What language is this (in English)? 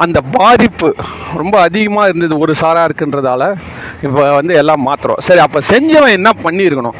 Tamil